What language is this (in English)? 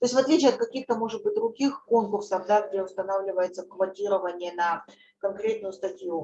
Russian